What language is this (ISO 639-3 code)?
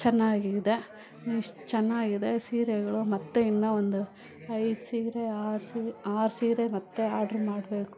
kan